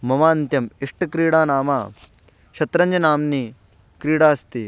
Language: Sanskrit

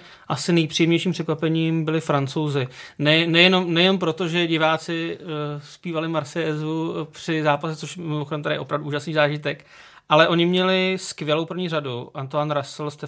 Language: Czech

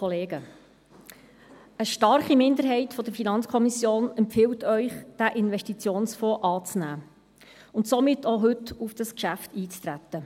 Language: Swiss German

